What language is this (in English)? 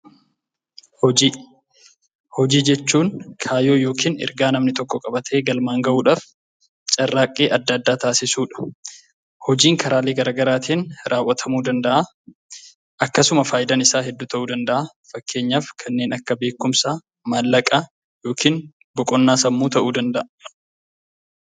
Oromo